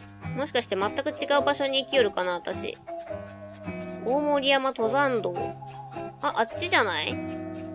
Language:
Japanese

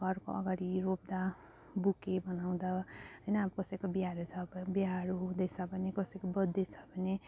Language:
Nepali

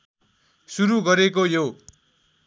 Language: Nepali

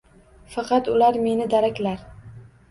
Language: Uzbek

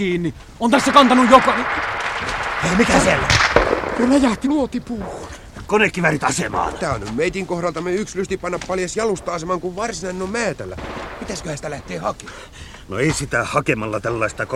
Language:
Finnish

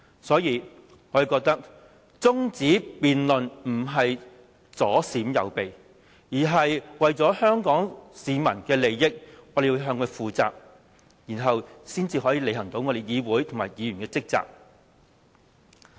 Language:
Cantonese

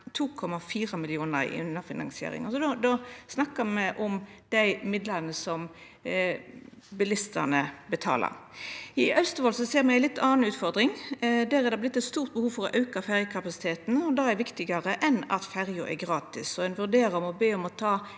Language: Norwegian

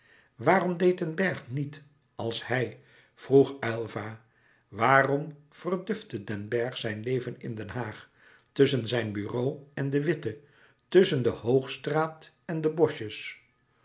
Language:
Dutch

